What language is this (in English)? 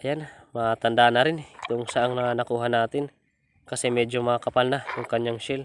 Filipino